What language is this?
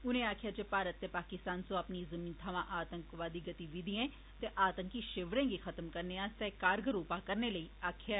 Dogri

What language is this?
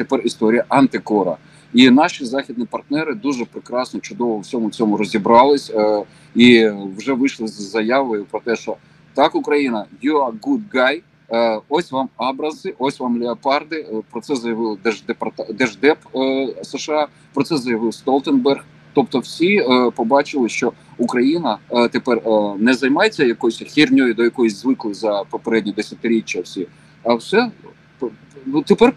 Ukrainian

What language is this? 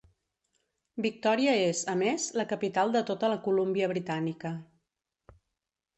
Catalan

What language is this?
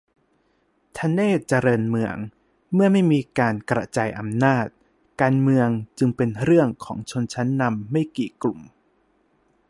Thai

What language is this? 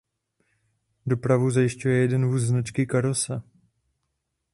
Czech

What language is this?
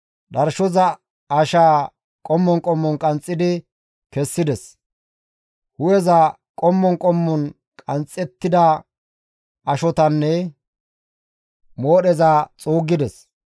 Gamo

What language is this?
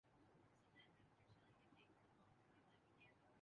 Urdu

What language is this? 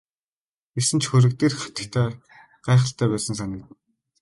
Mongolian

